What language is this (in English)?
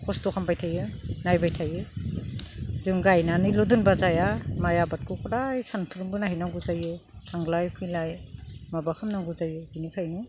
Bodo